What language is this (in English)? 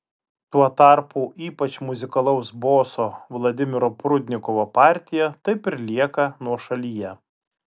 Lithuanian